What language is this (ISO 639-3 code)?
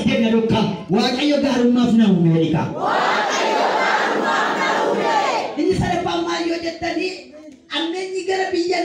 ind